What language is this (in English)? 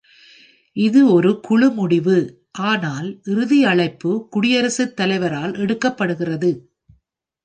Tamil